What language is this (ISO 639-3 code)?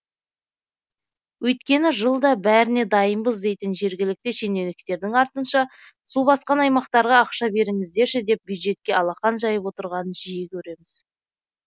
kaz